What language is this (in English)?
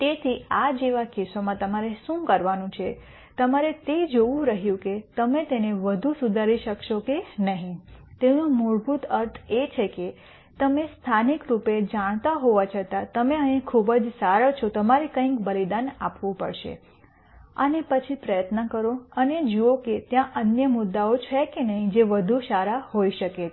Gujarati